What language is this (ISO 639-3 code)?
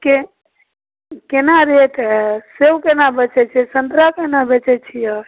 mai